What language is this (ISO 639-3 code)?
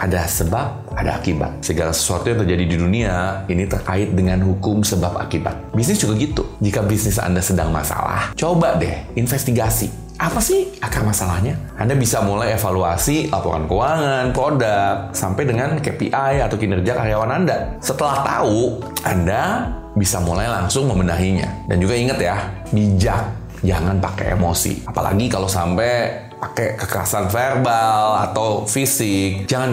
ind